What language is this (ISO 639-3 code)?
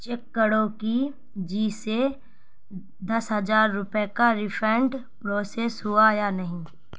urd